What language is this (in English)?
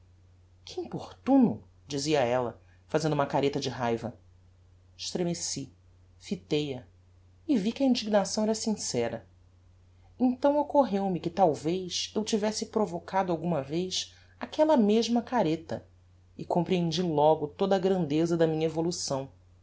Portuguese